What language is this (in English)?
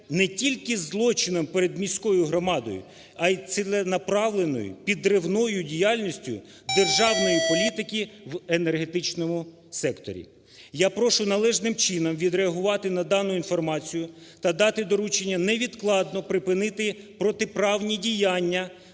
Ukrainian